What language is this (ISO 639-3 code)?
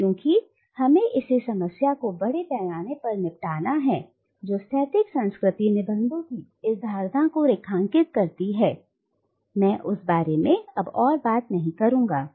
hin